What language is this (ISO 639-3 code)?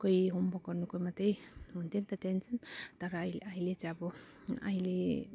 nep